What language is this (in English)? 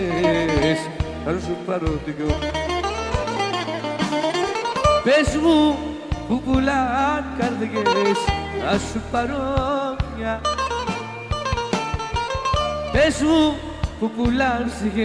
Greek